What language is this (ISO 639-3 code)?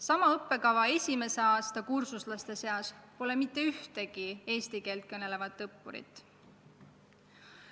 est